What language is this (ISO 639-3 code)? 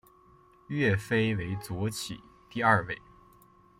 zho